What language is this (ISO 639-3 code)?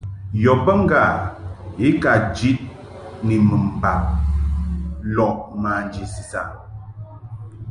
mhk